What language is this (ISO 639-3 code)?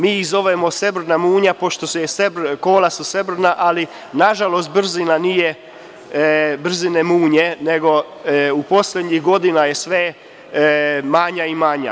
srp